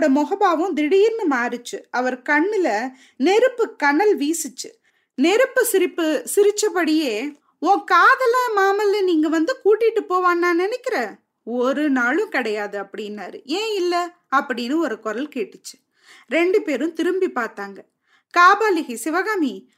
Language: Tamil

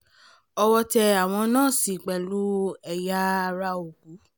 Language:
Yoruba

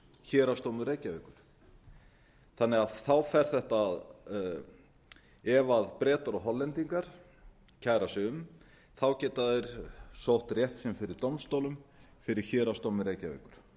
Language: Icelandic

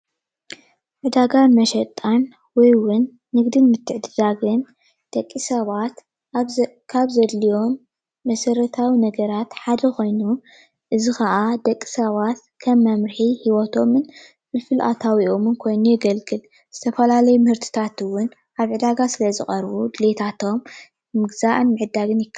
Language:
Tigrinya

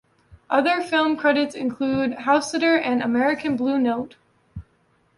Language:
English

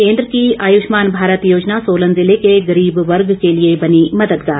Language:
Hindi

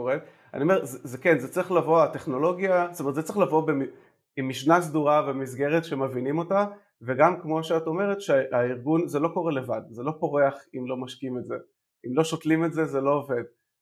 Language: Hebrew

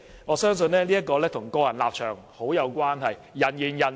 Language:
Cantonese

